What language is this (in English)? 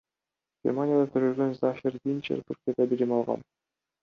Kyrgyz